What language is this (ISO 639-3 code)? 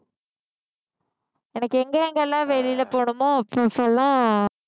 tam